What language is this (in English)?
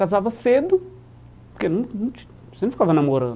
Portuguese